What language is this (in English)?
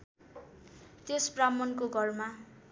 Nepali